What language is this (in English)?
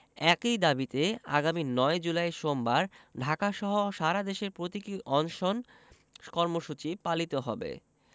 Bangla